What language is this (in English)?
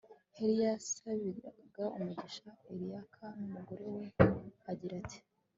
Kinyarwanda